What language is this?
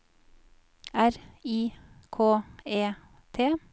Norwegian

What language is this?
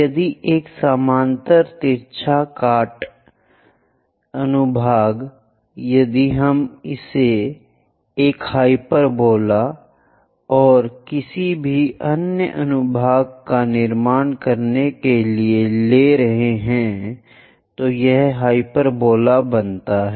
Hindi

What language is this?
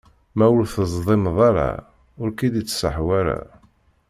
Kabyle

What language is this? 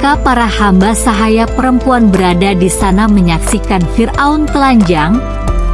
Indonesian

